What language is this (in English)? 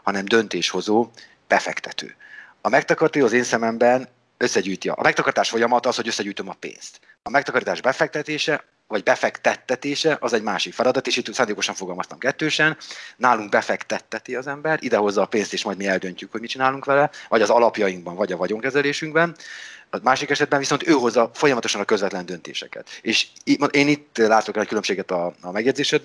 Hungarian